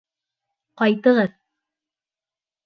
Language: Bashkir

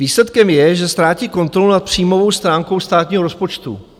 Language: Czech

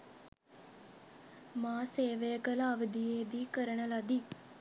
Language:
Sinhala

